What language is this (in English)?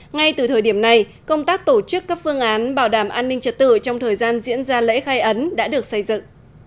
Vietnamese